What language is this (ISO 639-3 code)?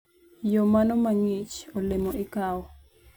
luo